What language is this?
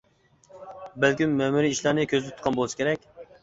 Uyghur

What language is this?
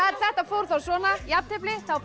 Icelandic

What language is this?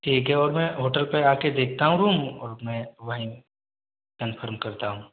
Hindi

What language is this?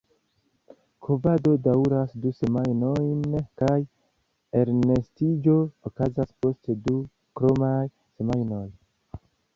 Esperanto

